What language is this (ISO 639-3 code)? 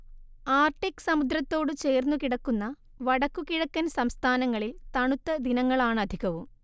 mal